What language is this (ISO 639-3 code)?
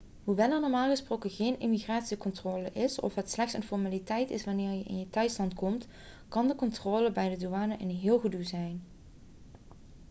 nld